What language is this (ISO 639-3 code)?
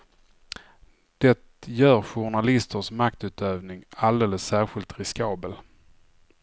swe